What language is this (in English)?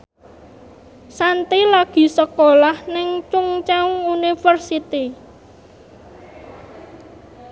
Javanese